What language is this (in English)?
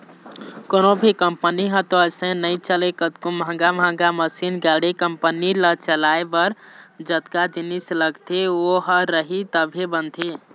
Chhattisgarhi